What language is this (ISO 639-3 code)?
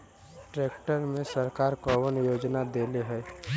bho